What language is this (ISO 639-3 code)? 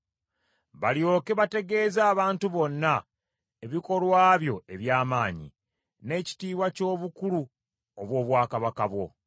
lug